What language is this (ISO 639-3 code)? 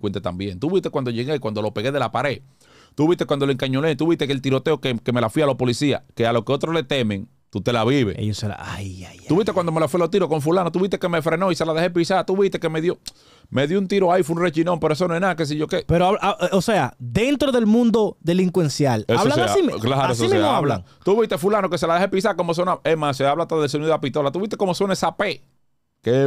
spa